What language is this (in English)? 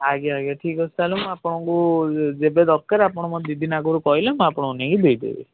Odia